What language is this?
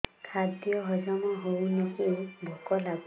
Odia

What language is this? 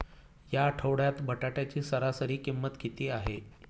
Marathi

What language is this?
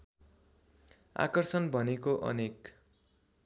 Nepali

